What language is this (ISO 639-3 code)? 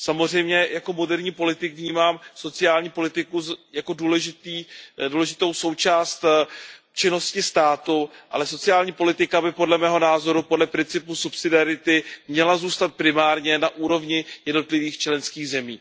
ces